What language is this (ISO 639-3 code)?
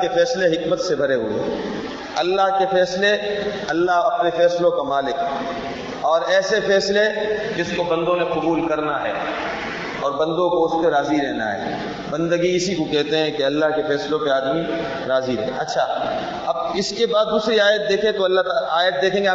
urd